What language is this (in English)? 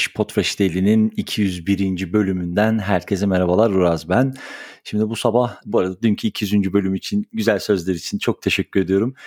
Turkish